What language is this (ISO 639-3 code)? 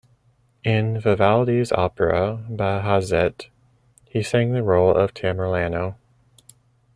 eng